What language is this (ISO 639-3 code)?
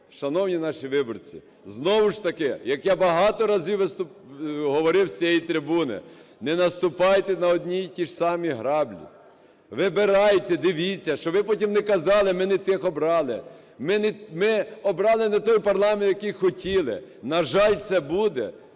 ukr